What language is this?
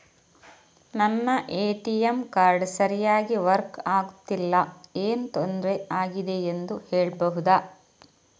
Kannada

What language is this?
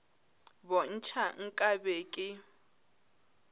Northern Sotho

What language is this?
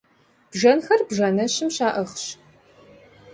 Kabardian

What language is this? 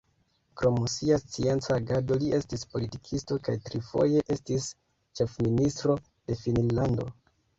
Esperanto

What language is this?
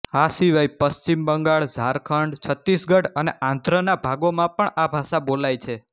Gujarati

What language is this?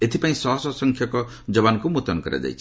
Odia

